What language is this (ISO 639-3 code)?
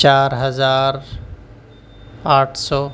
urd